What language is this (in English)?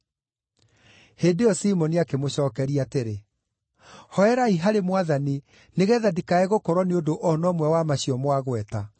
Kikuyu